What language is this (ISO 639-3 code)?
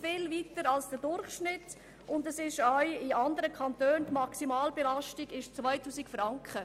gsw